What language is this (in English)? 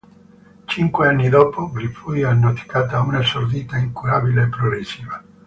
Italian